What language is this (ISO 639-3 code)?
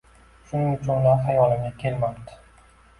uzb